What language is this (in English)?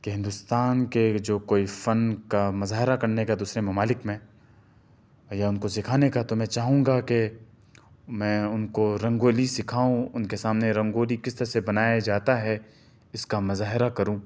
Urdu